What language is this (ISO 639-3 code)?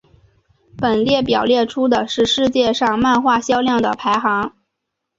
zho